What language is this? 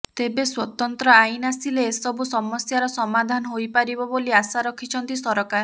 Odia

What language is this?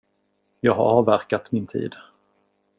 Swedish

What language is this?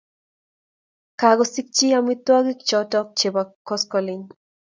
Kalenjin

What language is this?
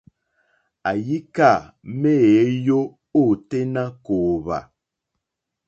Mokpwe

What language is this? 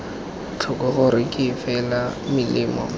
Tswana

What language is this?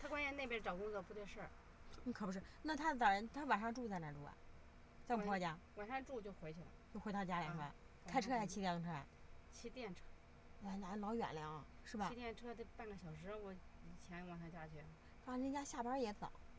Chinese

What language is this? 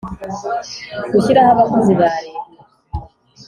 Kinyarwanda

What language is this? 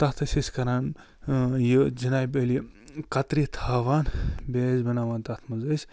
Kashmiri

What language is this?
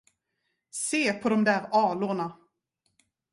Swedish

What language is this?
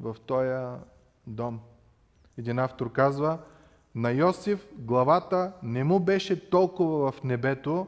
Bulgarian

